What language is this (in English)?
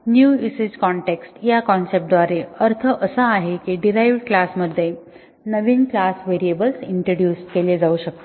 Marathi